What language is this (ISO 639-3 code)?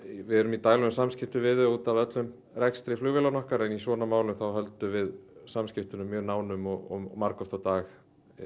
isl